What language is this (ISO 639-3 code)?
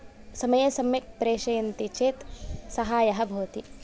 san